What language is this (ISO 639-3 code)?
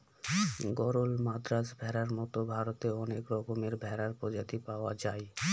ben